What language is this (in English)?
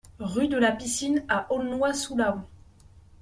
French